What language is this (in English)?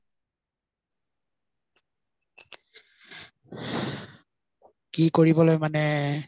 Assamese